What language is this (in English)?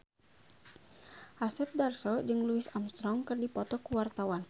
Sundanese